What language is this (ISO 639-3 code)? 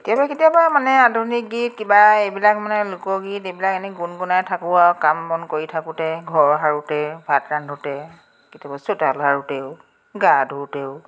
asm